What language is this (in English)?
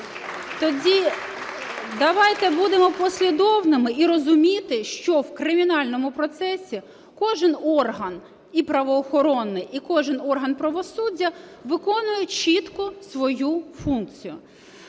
Ukrainian